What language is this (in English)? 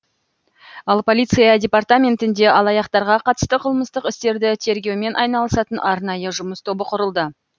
Kazakh